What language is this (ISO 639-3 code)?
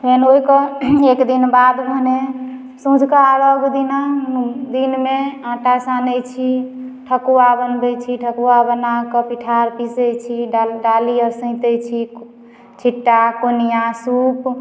mai